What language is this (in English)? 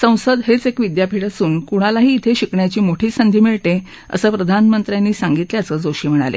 Marathi